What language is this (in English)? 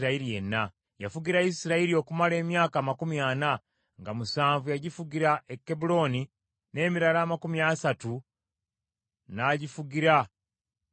Ganda